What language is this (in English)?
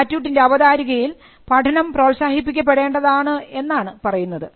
Malayalam